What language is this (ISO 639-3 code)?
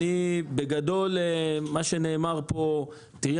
heb